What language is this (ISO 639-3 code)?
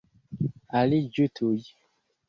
epo